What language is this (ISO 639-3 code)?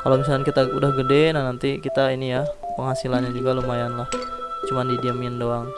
ind